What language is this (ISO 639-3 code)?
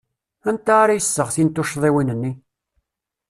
kab